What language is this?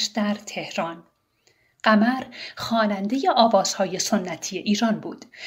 Persian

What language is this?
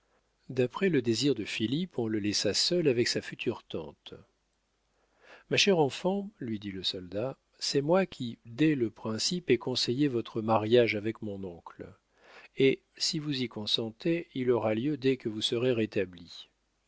French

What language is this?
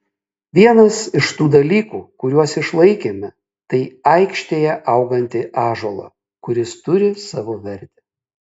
Lithuanian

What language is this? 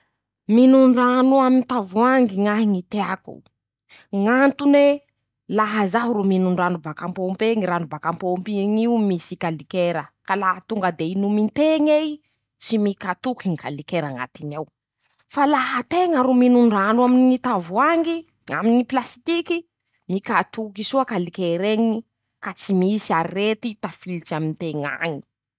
Masikoro Malagasy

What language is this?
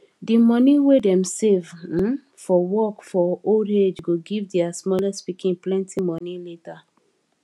Nigerian Pidgin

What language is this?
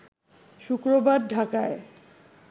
Bangla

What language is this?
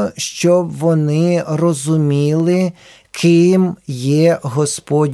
Ukrainian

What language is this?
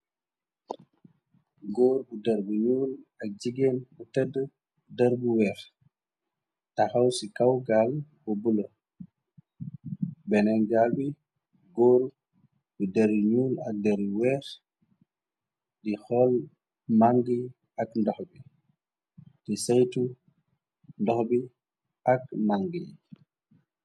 Wolof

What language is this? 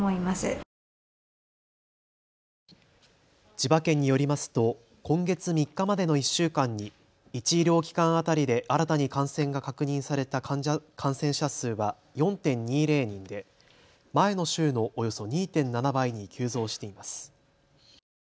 Japanese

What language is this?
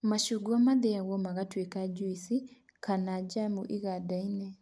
Kikuyu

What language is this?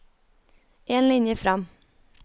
Norwegian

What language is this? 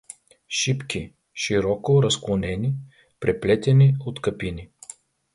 Bulgarian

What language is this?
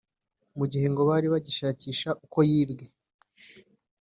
Kinyarwanda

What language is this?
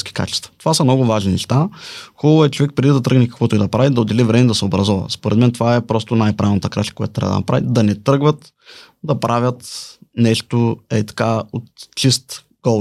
Bulgarian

